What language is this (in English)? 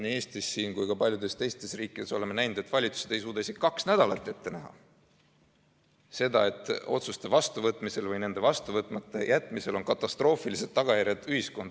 Estonian